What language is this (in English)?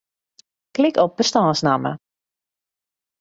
Western Frisian